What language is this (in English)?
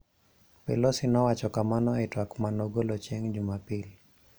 Luo (Kenya and Tanzania)